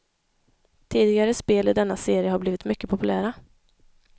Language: Swedish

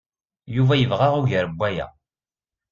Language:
Kabyle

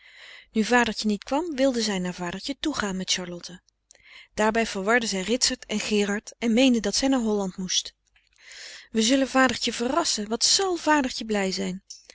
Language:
Dutch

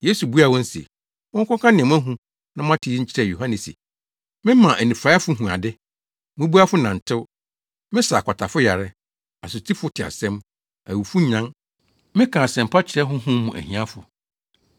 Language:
Akan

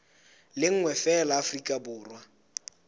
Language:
Southern Sotho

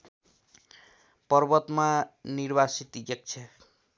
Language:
Nepali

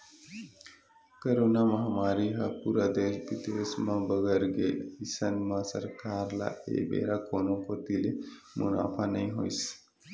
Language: Chhattisgarhi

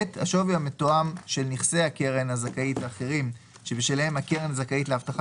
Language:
Hebrew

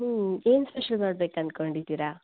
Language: Kannada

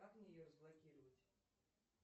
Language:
Russian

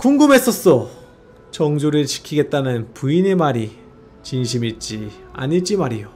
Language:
Korean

